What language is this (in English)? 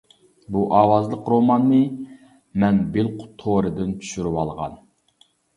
Uyghur